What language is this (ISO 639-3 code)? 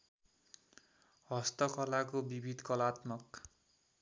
nep